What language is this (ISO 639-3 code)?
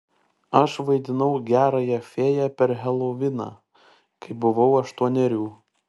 lit